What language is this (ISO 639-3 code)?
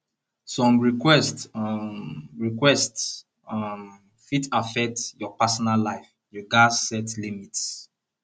pcm